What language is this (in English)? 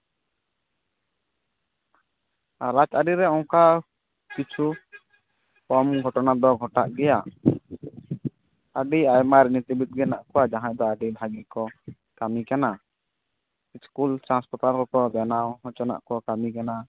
Santali